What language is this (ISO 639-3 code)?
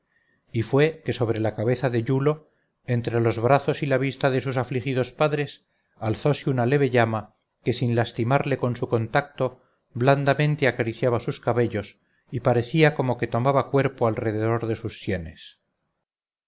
spa